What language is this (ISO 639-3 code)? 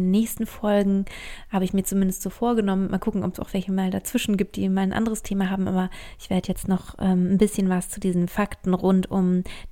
deu